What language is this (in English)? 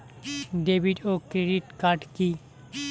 Bangla